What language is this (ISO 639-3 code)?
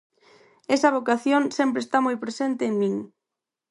glg